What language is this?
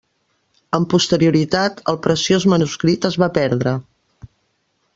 Catalan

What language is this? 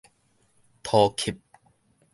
Min Nan Chinese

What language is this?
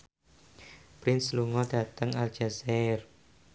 Javanese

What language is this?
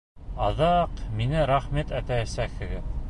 Bashkir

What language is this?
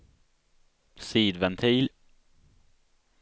Swedish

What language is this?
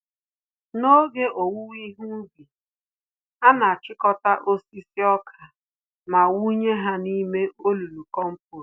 Igbo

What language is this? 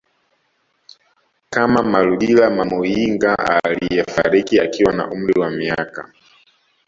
Swahili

